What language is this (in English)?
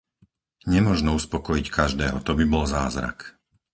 Slovak